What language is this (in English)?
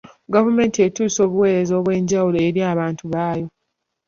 Ganda